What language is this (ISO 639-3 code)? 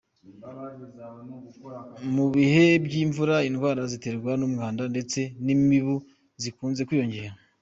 kin